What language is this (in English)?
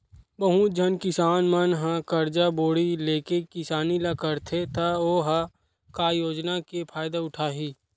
Chhattisgarhi